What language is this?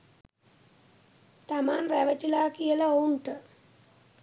Sinhala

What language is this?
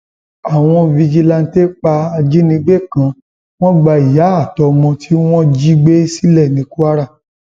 Yoruba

